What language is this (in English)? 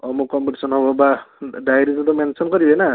Odia